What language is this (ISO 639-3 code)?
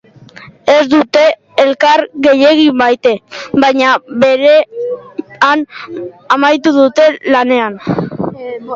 eus